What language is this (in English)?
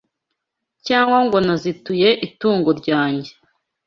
Kinyarwanda